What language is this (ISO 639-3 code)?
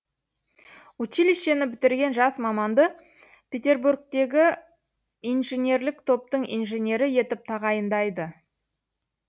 kaz